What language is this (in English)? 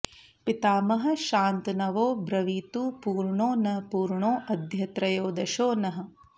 Sanskrit